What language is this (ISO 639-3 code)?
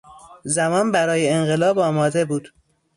fas